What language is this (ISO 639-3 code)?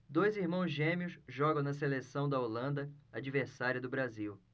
por